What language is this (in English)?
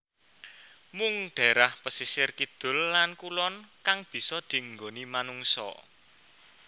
Javanese